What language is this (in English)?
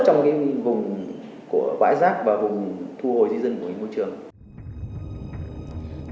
Vietnamese